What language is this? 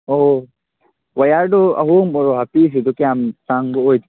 Manipuri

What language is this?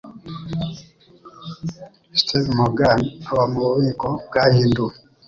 Kinyarwanda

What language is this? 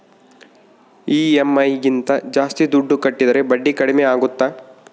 Kannada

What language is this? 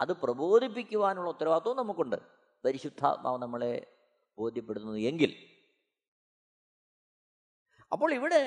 Malayalam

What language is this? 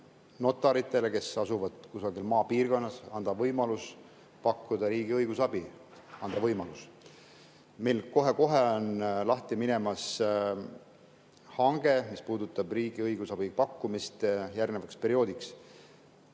Estonian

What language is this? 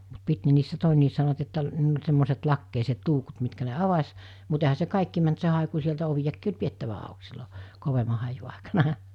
Finnish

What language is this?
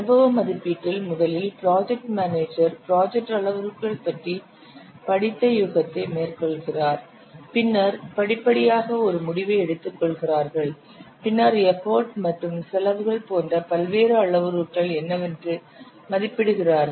Tamil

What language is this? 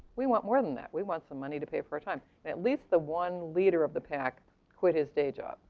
English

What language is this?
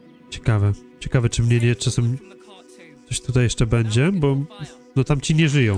Polish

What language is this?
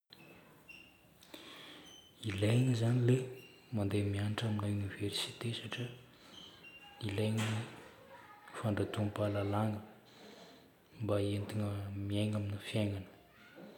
Northern Betsimisaraka Malagasy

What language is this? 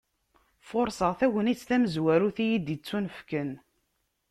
Kabyle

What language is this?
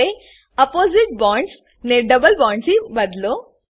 Gujarati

